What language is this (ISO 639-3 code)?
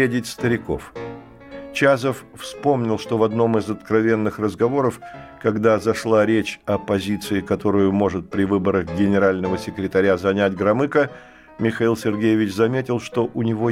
rus